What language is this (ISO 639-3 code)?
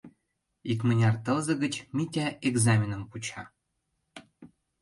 chm